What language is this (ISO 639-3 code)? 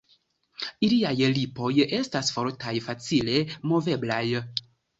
epo